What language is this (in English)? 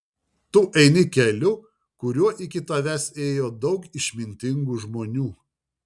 Lithuanian